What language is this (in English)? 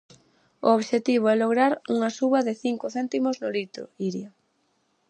Galician